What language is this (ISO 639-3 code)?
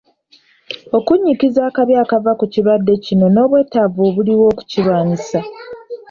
lug